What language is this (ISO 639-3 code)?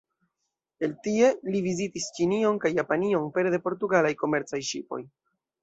epo